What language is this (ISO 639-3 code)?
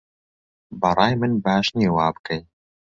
ckb